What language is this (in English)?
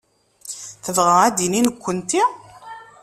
Kabyle